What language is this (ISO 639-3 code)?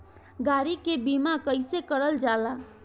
bho